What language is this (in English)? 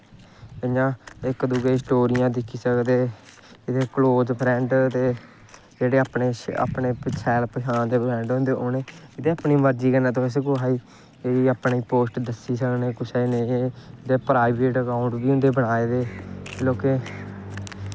Dogri